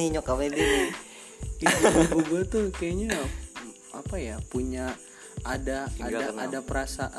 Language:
Indonesian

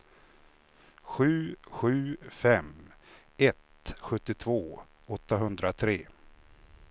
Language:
Swedish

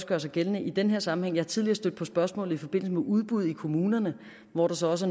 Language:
Danish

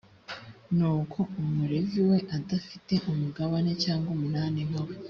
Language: Kinyarwanda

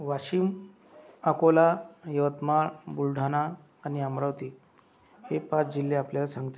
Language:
Marathi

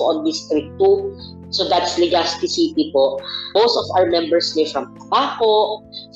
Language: Filipino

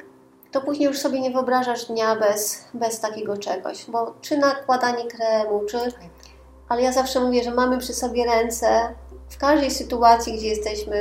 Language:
Polish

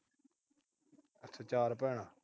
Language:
Punjabi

